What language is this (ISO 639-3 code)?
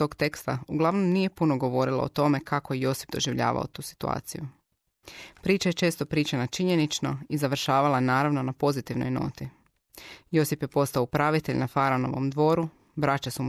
hrv